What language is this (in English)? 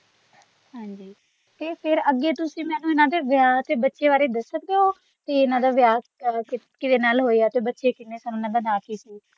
Punjabi